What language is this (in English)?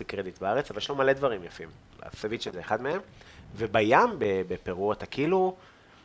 Hebrew